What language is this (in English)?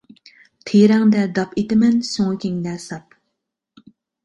Uyghur